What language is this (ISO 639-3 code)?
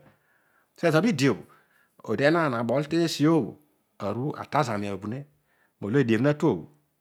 odu